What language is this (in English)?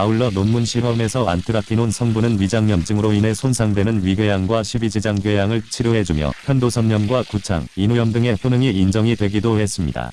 Korean